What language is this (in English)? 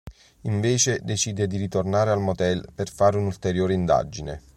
Italian